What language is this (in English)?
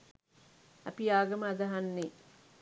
Sinhala